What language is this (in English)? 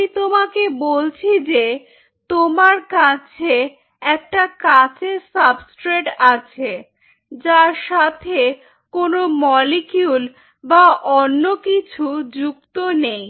Bangla